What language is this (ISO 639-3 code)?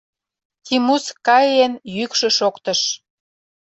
chm